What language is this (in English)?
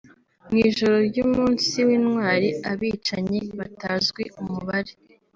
Kinyarwanda